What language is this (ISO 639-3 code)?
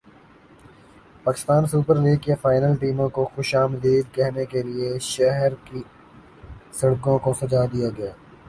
urd